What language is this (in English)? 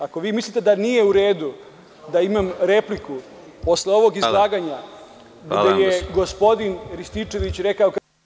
Serbian